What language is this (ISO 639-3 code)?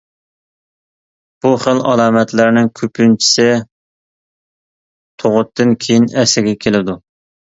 uig